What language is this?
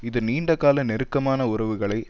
Tamil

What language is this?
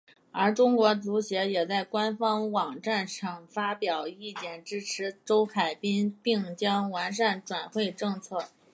Chinese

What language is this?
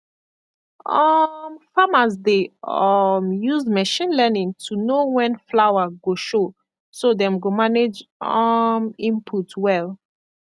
Nigerian Pidgin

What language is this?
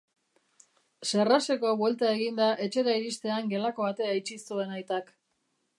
Basque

